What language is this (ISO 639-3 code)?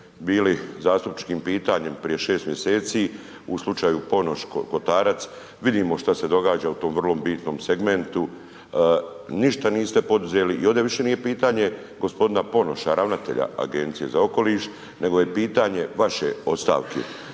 hrv